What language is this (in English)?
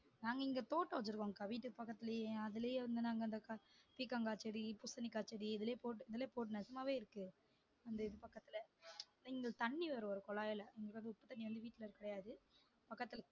Tamil